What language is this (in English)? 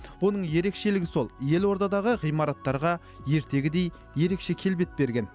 Kazakh